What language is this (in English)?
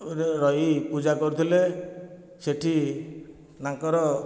Odia